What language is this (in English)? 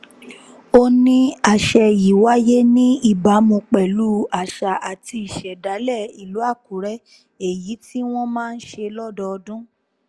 Yoruba